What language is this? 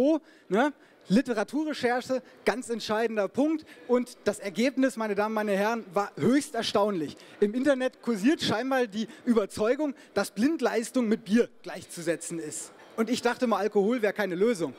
German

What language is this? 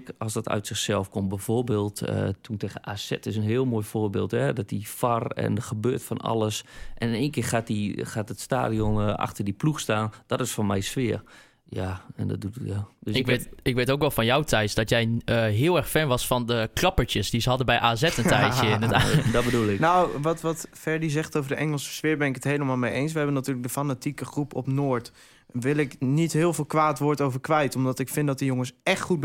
Dutch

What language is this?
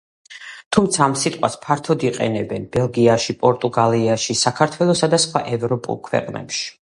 Georgian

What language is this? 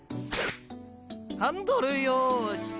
Japanese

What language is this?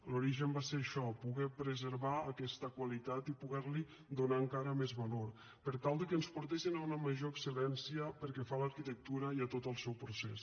Catalan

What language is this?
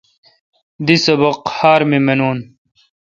Kalkoti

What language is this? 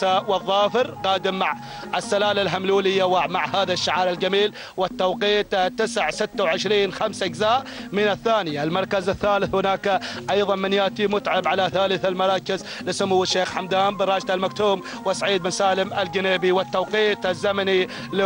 Arabic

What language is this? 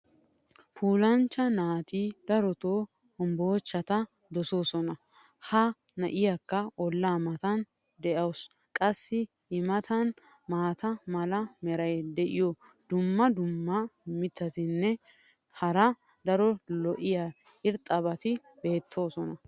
Wolaytta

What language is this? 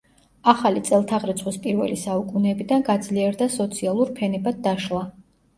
Georgian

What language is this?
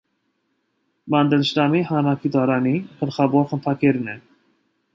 Armenian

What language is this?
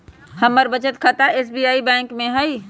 Magahi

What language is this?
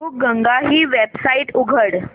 Marathi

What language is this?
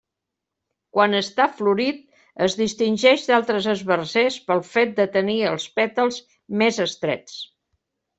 Catalan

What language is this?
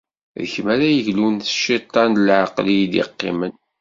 Kabyle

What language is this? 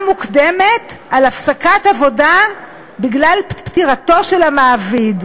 Hebrew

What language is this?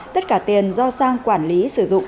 Vietnamese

